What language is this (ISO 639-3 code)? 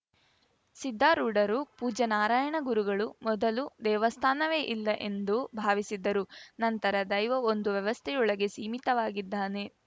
kan